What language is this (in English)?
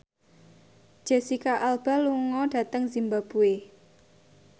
Javanese